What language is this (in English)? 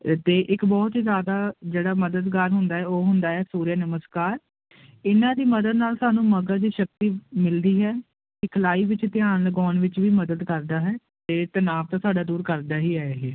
Punjabi